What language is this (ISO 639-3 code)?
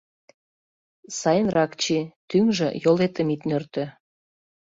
chm